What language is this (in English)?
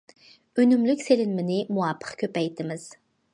Uyghur